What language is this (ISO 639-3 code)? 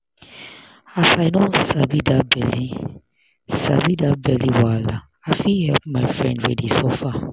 pcm